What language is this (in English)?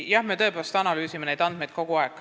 Estonian